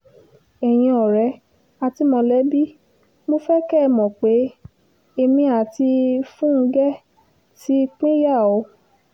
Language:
Yoruba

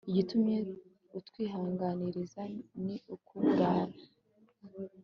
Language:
Kinyarwanda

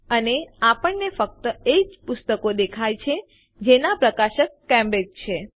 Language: Gujarati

